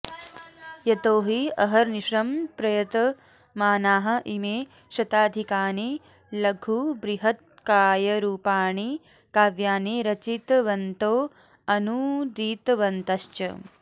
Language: Sanskrit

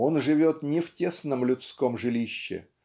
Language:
Russian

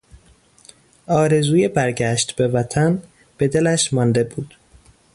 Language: Persian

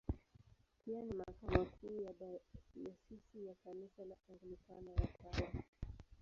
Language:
Swahili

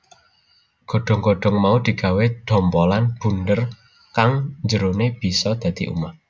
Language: Javanese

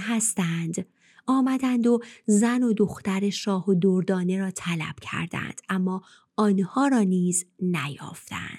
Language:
Persian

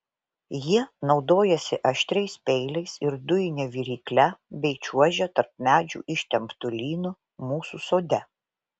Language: Lithuanian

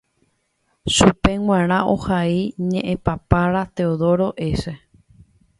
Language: Guarani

